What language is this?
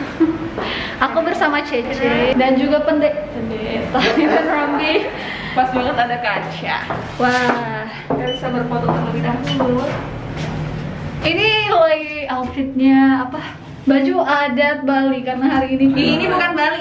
Indonesian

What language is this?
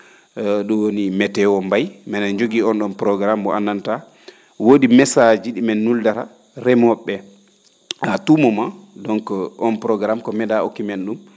Fula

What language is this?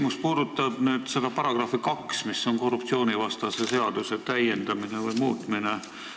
Estonian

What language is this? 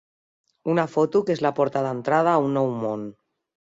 Catalan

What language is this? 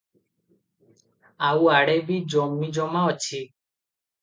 Odia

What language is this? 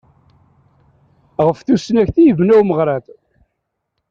Kabyle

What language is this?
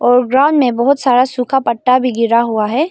Hindi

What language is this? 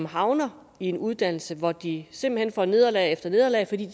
Danish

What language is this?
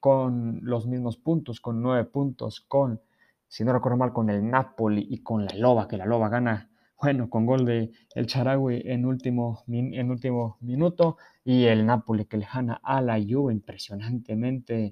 Spanish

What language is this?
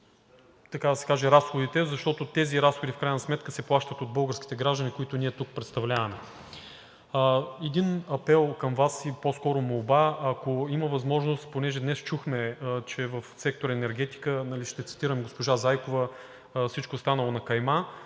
Bulgarian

